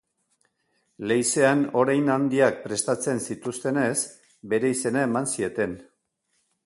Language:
Basque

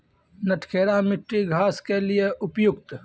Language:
Maithili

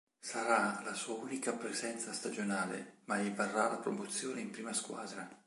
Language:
Italian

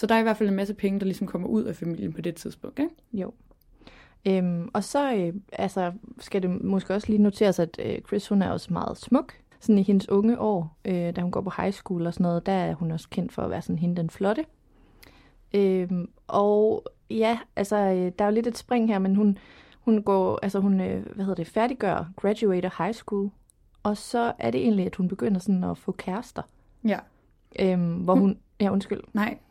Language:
Danish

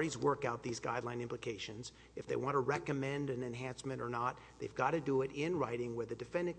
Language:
English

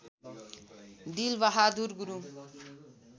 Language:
Nepali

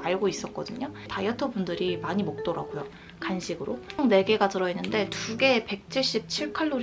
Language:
Korean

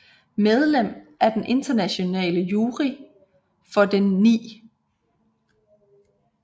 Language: Danish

